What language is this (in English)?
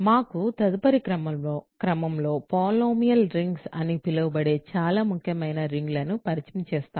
Telugu